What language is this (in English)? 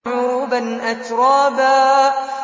Arabic